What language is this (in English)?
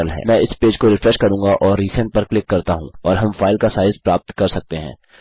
Hindi